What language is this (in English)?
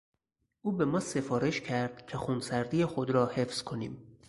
Persian